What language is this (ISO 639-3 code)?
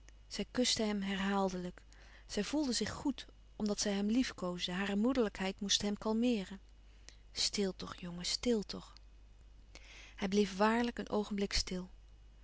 nld